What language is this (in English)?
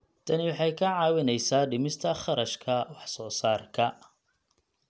Somali